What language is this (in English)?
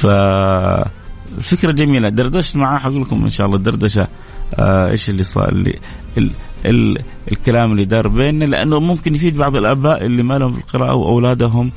Arabic